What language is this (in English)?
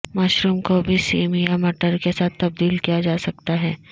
Urdu